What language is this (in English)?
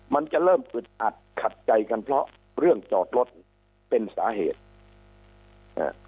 Thai